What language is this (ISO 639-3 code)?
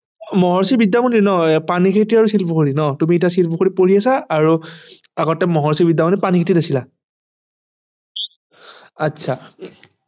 asm